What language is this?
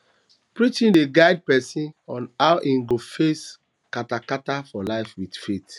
Nigerian Pidgin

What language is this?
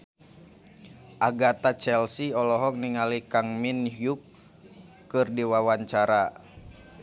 Sundanese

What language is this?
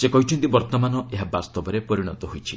Odia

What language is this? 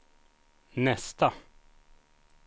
Swedish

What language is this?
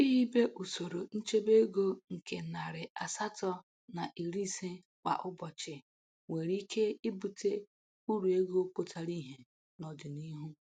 Igbo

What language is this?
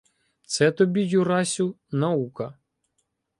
Ukrainian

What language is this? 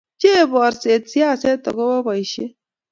Kalenjin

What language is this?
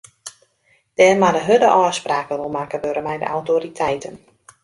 Western Frisian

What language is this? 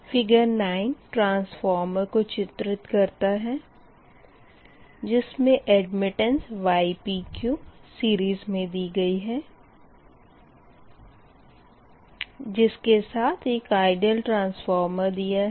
Hindi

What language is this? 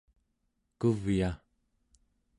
Central Yupik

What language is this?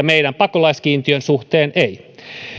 Finnish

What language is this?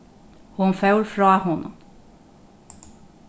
Faroese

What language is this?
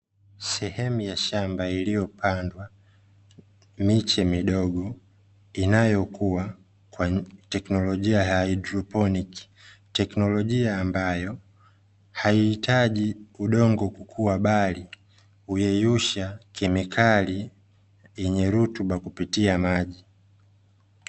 Swahili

